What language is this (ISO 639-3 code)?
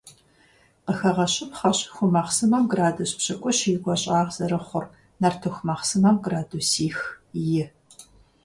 kbd